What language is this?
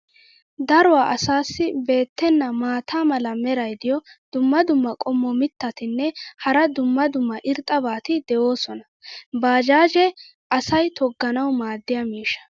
Wolaytta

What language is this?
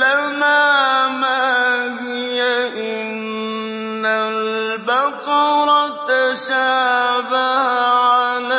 Arabic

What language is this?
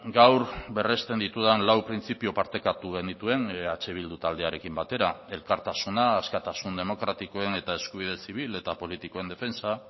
Basque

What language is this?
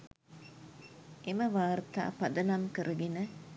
Sinhala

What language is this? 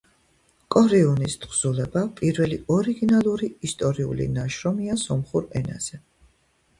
Georgian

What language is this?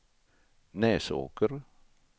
Swedish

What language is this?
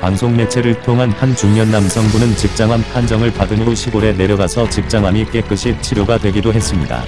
Korean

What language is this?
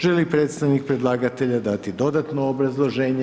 Croatian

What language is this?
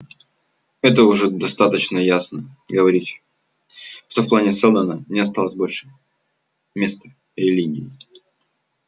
Russian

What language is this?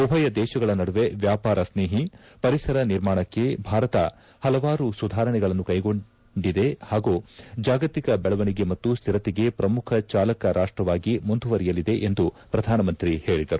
Kannada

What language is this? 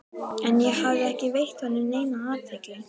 Icelandic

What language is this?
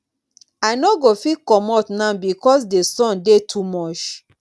Nigerian Pidgin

